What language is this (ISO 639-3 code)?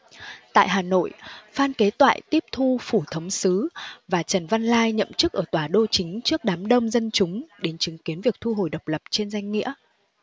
vie